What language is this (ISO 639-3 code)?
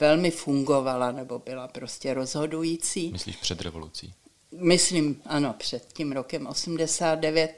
ces